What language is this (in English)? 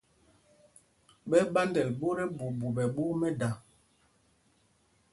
Mpumpong